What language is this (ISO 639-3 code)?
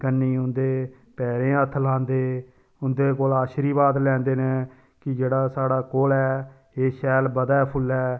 doi